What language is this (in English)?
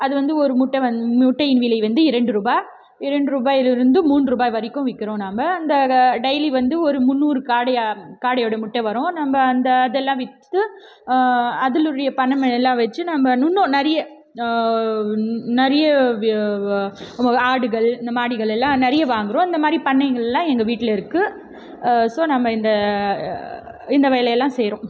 Tamil